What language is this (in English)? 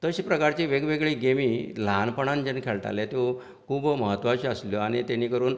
Konkani